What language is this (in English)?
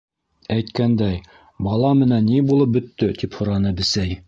Bashkir